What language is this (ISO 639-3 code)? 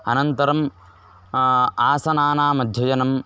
san